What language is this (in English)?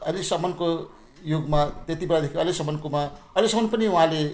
Nepali